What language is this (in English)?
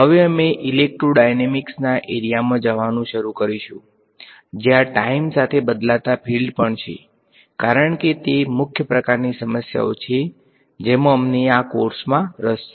Gujarati